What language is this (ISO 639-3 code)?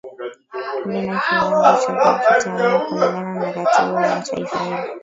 swa